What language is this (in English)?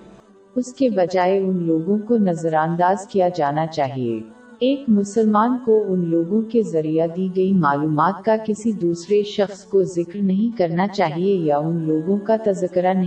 Urdu